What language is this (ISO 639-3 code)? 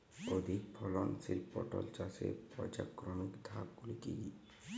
ben